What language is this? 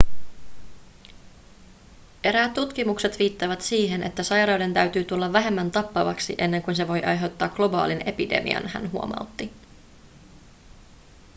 Finnish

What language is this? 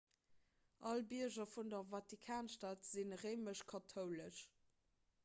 Luxembourgish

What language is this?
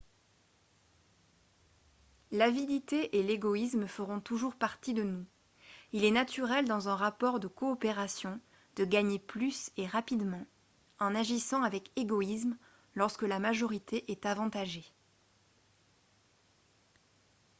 French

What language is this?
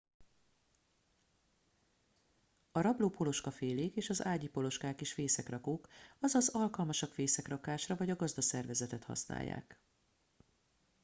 Hungarian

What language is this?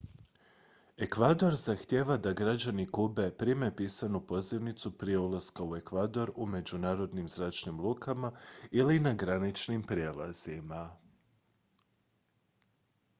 Croatian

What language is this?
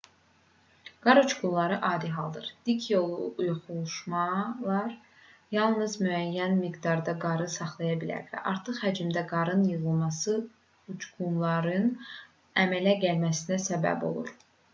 Azerbaijani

